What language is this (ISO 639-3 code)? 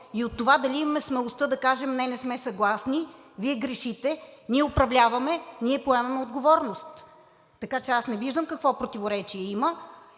bul